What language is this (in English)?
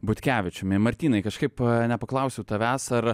Lithuanian